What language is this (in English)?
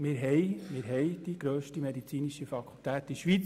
Swiss German